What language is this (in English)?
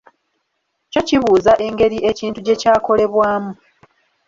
Ganda